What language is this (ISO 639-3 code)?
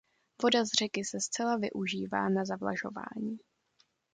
ces